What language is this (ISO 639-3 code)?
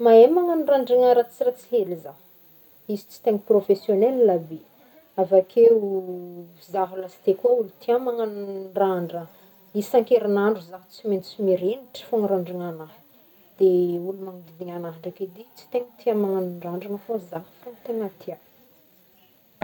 bmm